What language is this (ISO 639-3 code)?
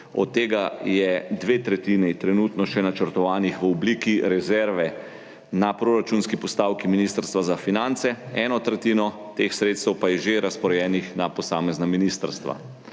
slv